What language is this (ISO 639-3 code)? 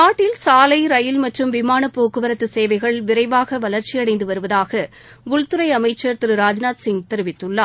tam